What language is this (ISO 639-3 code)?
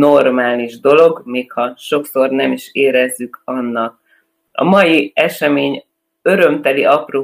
hun